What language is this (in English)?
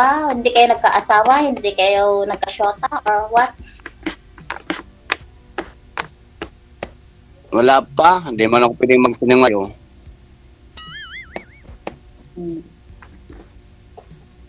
Filipino